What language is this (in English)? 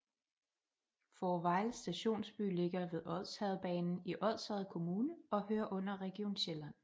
Danish